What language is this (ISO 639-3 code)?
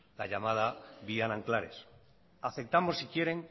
spa